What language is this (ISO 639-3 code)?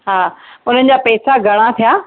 snd